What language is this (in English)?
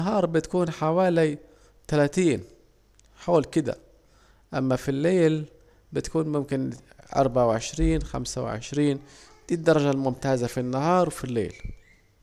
Saidi Arabic